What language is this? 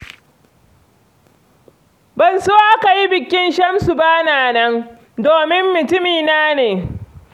Hausa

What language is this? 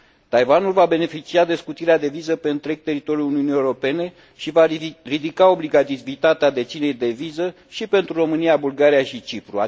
Romanian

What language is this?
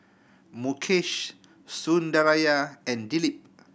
English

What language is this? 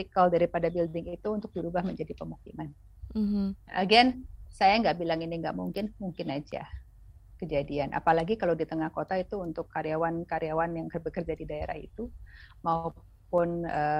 Indonesian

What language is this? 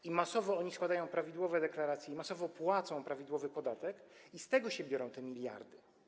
Polish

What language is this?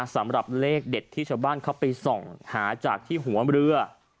Thai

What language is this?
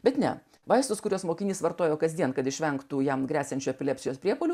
Lithuanian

